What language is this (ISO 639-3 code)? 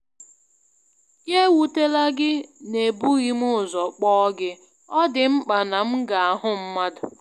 ibo